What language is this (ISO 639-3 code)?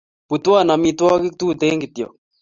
kln